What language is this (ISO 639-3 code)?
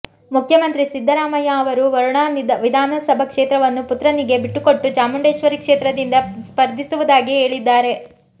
kan